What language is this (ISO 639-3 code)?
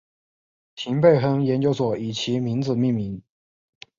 zho